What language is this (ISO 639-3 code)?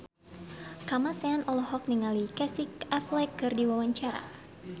sun